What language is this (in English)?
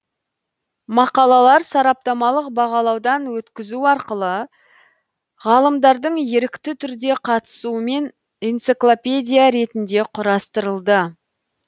Kazakh